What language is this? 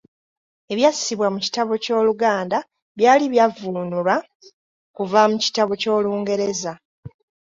Ganda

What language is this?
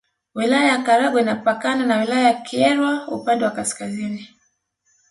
Swahili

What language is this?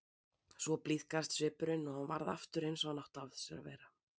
Icelandic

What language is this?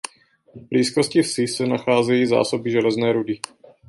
Czech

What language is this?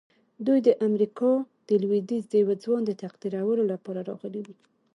Pashto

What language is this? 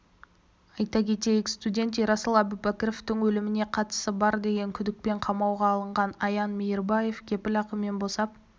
Kazakh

